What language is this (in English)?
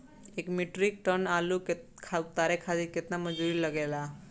Bhojpuri